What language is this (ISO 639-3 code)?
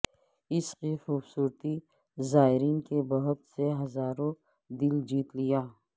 urd